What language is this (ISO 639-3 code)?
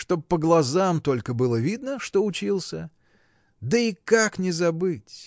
rus